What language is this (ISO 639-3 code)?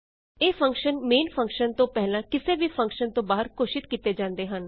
pan